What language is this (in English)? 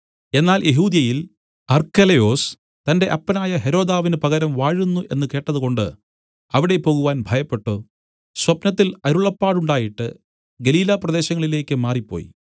Malayalam